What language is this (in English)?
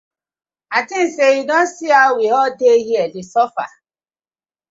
Nigerian Pidgin